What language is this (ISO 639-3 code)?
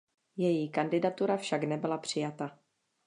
ces